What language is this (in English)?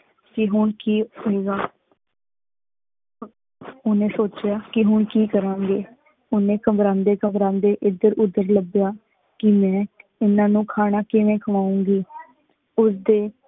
Punjabi